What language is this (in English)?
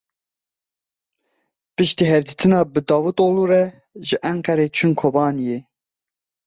Kurdish